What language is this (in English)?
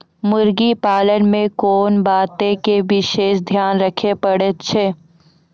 Maithili